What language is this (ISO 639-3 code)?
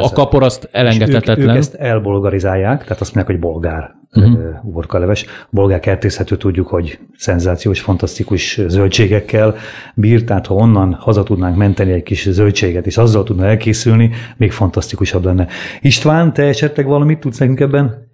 hun